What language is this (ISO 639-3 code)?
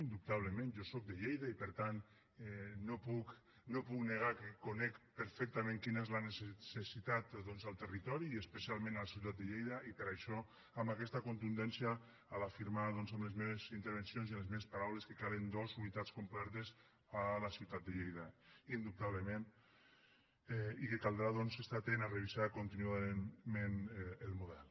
cat